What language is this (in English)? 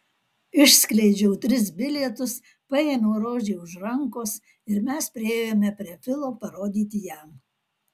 Lithuanian